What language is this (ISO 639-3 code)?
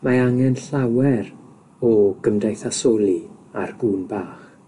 cym